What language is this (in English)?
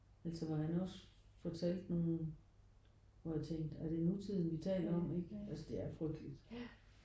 Danish